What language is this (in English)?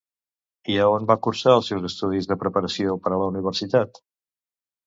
Catalan